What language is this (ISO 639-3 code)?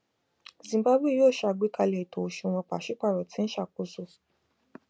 yor